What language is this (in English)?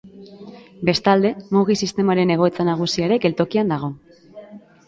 Basque